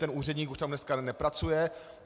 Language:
Czech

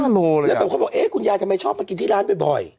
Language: Thai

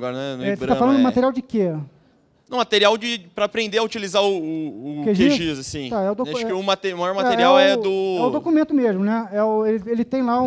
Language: Portuguese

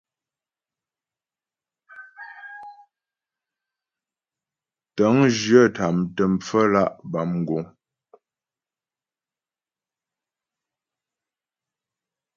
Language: Ghomala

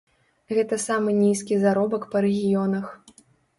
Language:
Belarusian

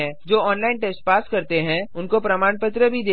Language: Hindi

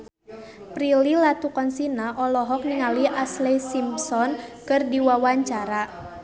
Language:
Sundanese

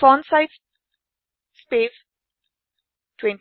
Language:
Assamese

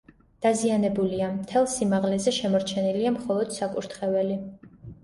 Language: Georgian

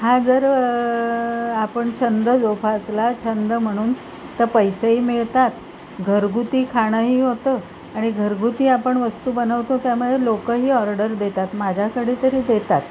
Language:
Marathi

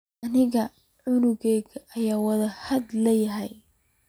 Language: Somali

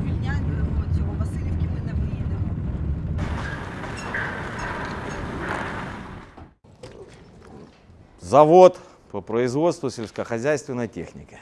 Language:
Ukrainian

